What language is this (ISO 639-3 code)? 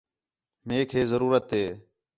xhe